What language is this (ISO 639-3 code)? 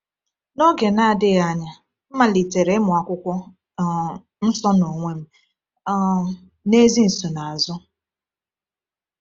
ibo